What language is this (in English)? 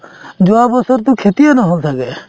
Assamese